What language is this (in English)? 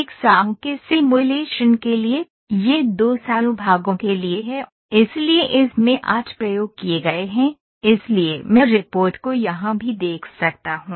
Hindi